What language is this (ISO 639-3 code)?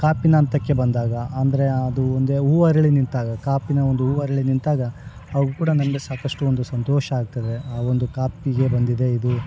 kan